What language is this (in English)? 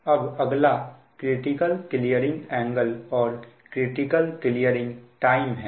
Hindi